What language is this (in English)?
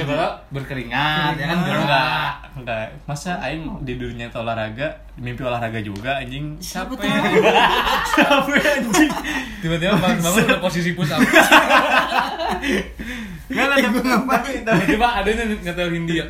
Indonesian